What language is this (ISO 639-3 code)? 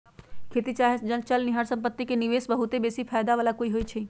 mag